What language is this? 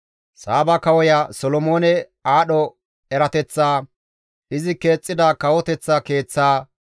Gamo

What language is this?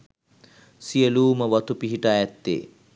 Sinhala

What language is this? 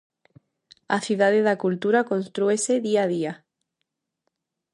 Galician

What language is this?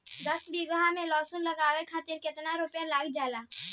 Bhojpuri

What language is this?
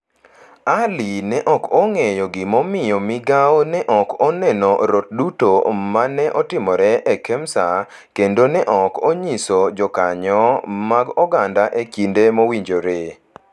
Luo (Kenya and Tanzania)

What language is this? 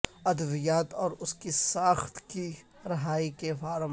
Urdu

